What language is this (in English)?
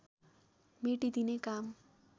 Nepali